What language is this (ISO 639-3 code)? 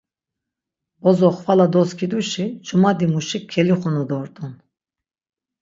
lzz